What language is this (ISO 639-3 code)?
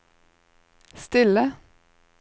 nor